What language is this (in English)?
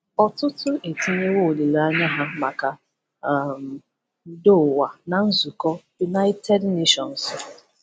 Igbo